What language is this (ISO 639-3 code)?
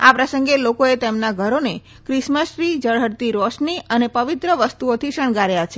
guj